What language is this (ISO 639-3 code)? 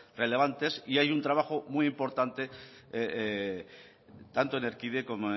spa